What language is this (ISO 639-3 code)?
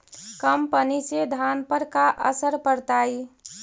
mag